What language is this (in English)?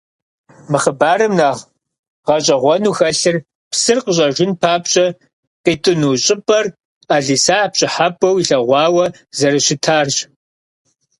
Kabardian